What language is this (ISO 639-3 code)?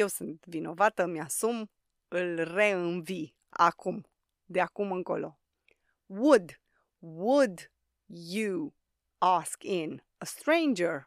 ron